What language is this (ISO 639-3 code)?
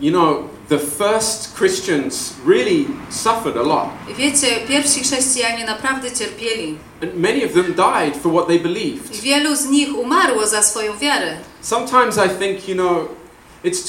pol